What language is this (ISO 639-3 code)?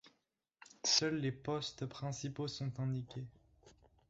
fra